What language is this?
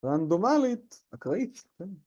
Hebrew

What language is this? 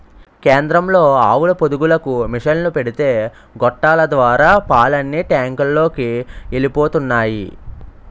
Telugu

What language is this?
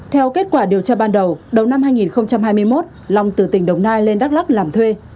Vietnamese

